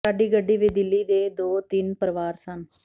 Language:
Punjabi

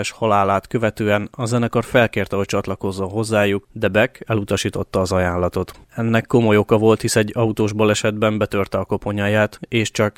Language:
Hungarian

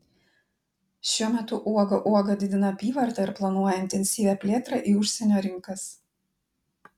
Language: Lithuanian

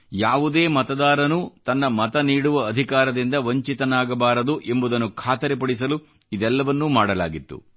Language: Kannada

